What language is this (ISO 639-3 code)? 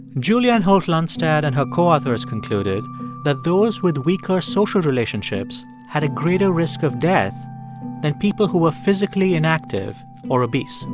eng